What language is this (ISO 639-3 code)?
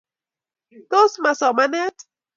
kln